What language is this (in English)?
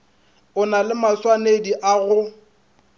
Northern Sotho